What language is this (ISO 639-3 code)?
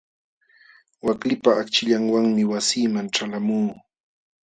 qxw